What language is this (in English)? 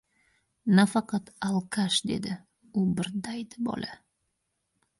Uzbek